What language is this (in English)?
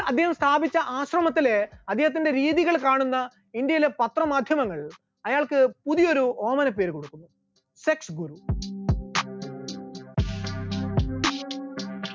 Malayalam